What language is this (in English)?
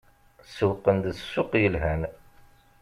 Kabyle